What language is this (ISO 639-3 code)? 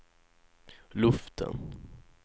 swe